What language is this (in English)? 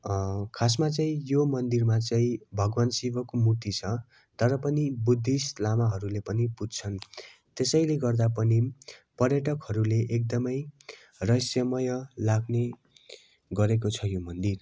Nepali